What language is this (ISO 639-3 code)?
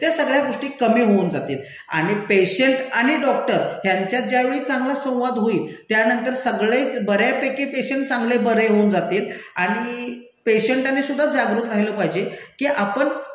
mar